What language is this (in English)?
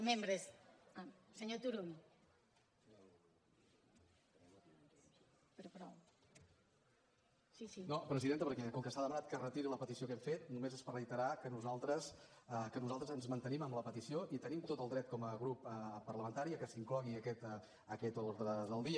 Catalan